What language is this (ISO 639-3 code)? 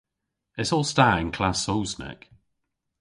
cor